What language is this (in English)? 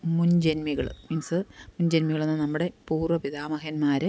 Malayalam